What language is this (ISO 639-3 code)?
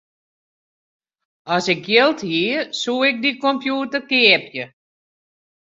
fry